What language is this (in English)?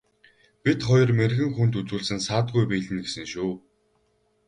Mongolian